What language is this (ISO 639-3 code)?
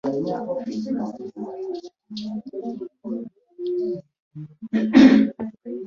lug